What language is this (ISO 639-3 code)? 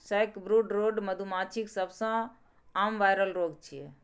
mai